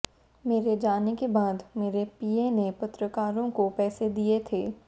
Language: Hindi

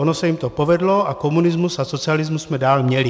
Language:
Czech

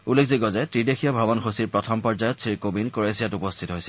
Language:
Assamese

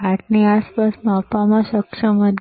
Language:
Gujarati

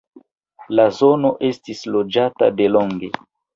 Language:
Esperanto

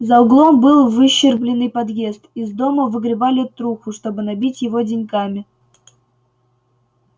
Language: Russian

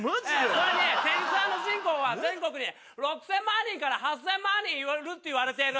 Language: Japanese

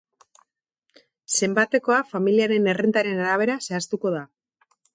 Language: Basque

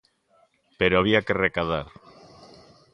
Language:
Galician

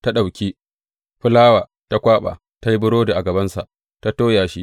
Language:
Hausa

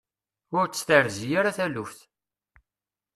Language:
Kabyle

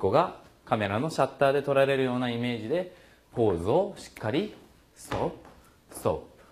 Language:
Japanese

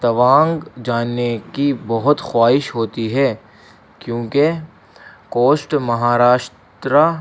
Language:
Urdu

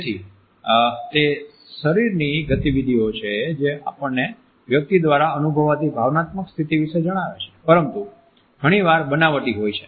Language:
Gujarati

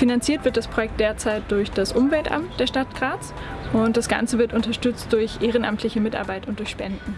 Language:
German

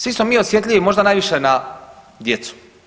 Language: Croatian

